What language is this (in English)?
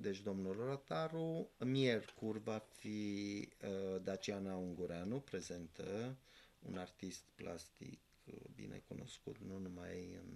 Romanian